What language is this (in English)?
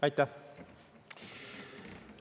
Estonian